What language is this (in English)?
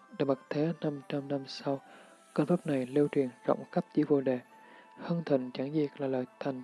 Vietnamese